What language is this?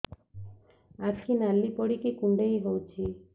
Odia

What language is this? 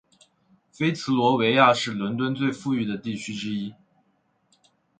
Chinese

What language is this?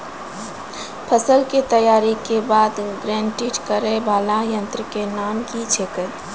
Maithili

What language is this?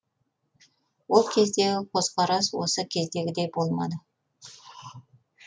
Kazakh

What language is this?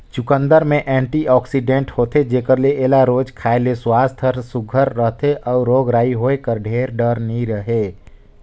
Chhattisgarhi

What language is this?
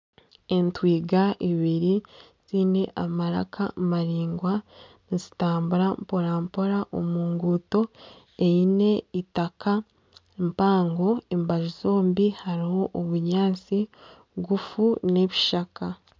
Nyankole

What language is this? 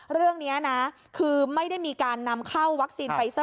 Thai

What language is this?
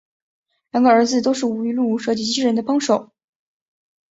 Chinese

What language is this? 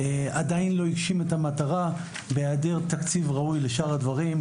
Hebrew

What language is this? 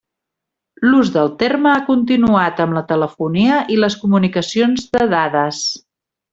Catalan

